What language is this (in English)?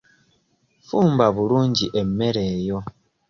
Ganda